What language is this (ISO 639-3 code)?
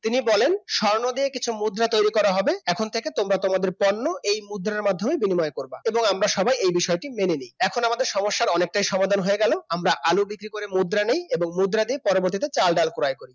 ben